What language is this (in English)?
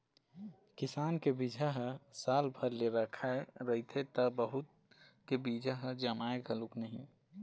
Chhattisgarhi